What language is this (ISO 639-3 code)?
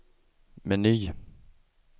swe